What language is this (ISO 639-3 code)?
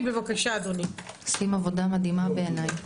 heb